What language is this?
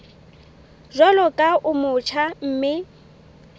Southern Sotho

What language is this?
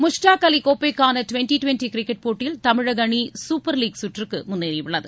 Tamil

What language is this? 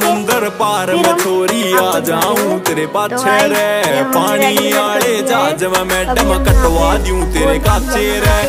Romanian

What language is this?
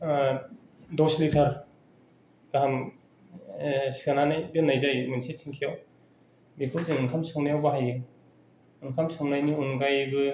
Bodo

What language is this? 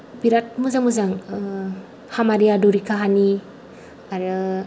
Bodo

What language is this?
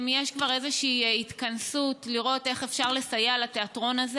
Hebrew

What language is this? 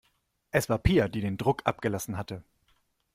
German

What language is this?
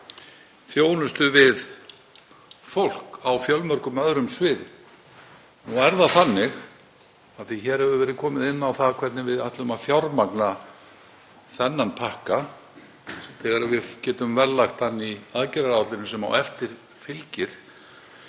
Icelandic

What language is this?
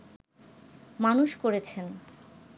Bangla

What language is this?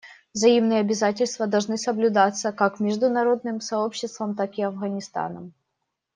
Russian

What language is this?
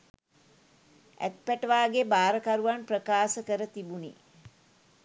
Sinhala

